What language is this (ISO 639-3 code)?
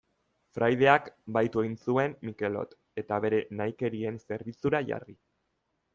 eus